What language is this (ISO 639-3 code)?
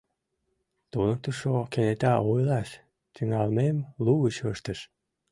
chm